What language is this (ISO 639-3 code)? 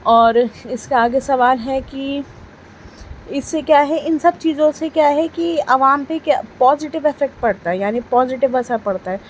urd